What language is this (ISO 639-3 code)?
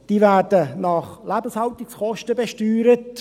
gsw